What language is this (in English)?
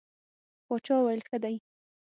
Pashto